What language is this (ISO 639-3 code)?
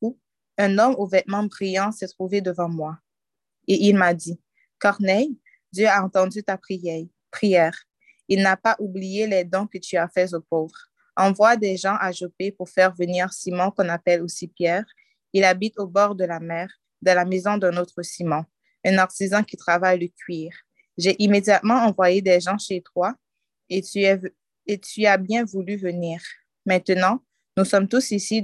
fra